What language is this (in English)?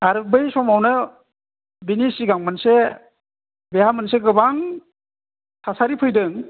Bodo